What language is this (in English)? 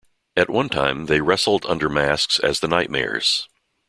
English